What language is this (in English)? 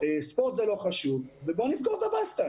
Hebrew